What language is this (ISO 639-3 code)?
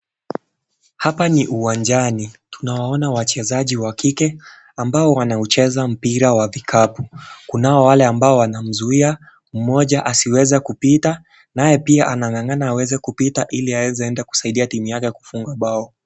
swa